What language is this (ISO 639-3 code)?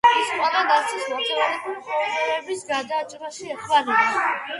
kat